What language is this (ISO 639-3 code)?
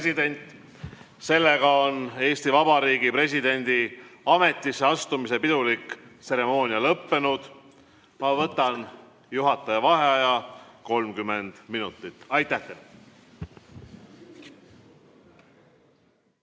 est